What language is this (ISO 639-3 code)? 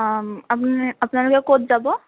asm